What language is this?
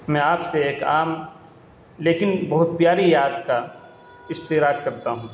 Urdu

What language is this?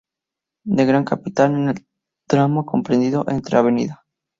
Spanish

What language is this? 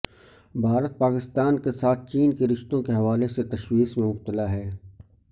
Urdu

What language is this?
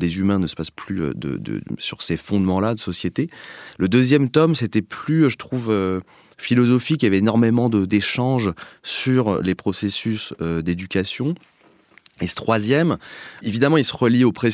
French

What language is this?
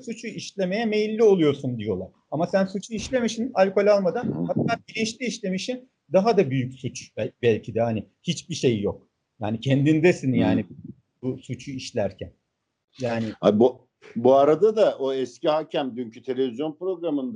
Turkish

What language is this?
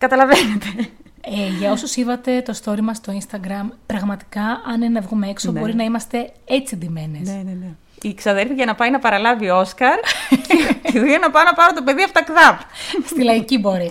Greek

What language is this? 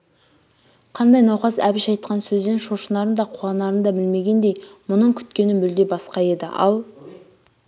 Kazakh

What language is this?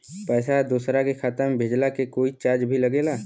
Bhojpuri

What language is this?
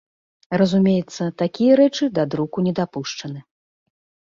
Belarusian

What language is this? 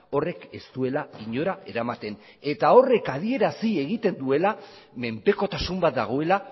Basque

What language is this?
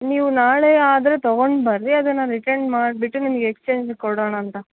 Kannada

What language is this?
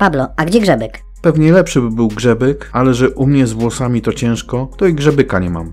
Polish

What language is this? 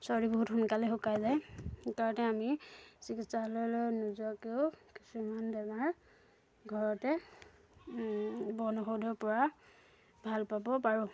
Assamese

